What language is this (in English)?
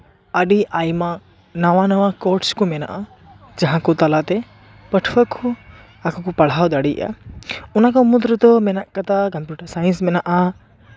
Santali